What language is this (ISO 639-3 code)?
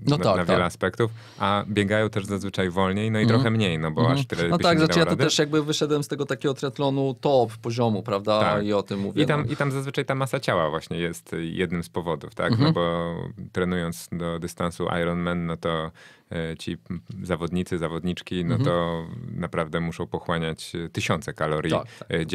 pol